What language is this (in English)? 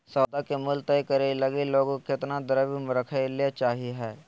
Magahi